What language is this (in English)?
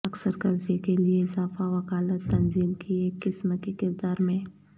Urdu